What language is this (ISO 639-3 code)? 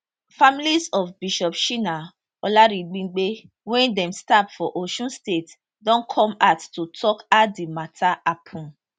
pcm